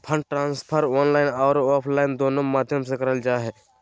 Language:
Magahi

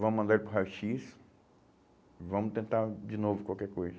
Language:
Portuguese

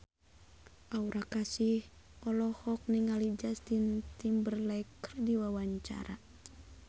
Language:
Sundanese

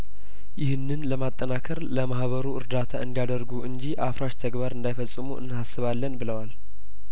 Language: Amharic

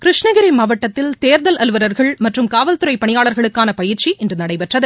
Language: Tamil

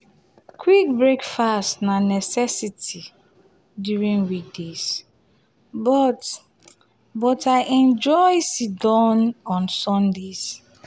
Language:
Nigerian Pidgin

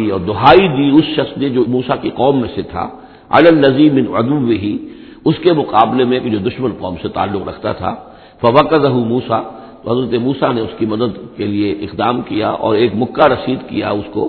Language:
Urdu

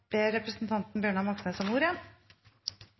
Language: Norwegian Nynorsk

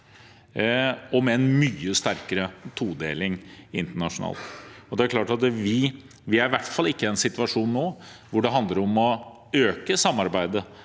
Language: Norwegian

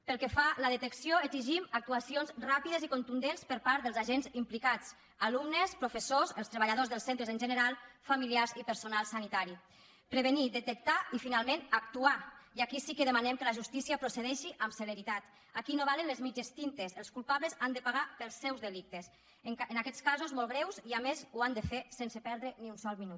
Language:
Catalan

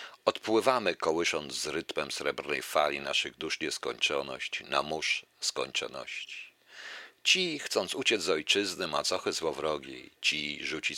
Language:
Polish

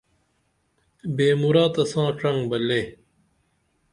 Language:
Dameli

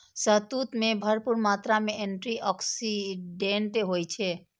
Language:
Maithili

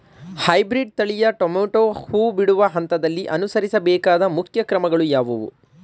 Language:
Kannada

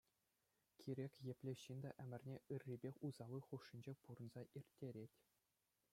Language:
Chuvash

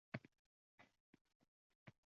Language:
Uzbek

